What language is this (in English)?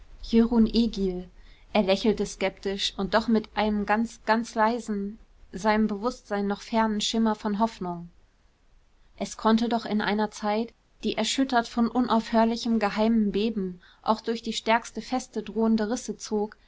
German